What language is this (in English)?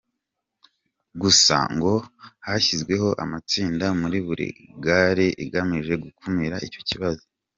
Kinyarwanda